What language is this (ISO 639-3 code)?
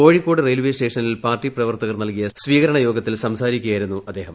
mal